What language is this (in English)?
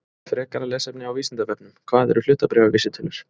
Icelandic